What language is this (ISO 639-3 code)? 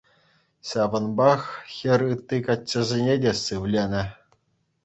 chv